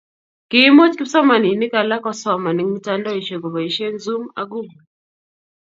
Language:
Kalenjin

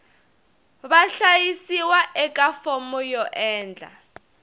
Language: Tsonga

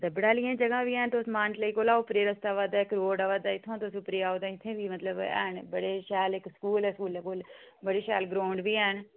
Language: Dogri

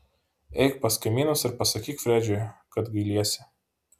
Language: Lithuanian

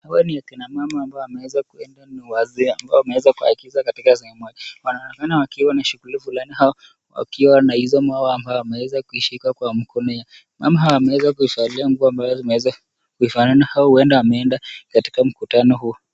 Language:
Swahili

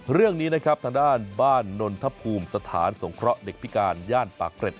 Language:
Thai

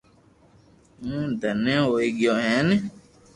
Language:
Loarki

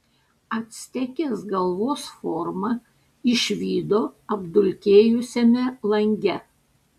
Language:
Lithuanian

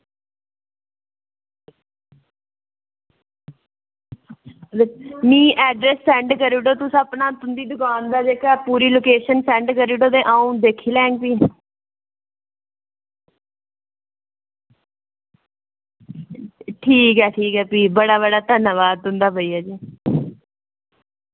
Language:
Dogri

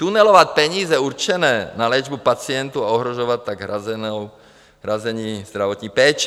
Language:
Czech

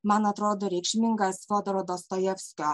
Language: Lithuanian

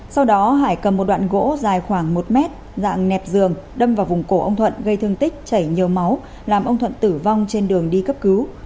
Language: Vietnamese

